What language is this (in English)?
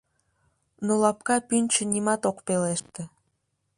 Mari